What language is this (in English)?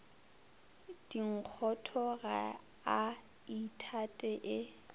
Northern Sotho